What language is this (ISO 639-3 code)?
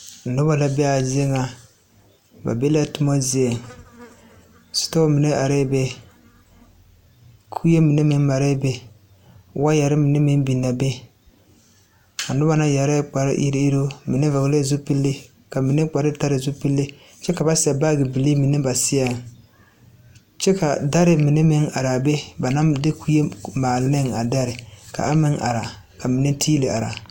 dga